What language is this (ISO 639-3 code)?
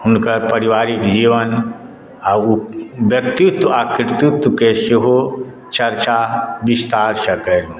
mai